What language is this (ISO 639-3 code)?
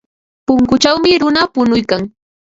qva